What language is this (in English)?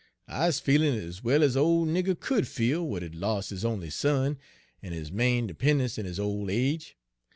English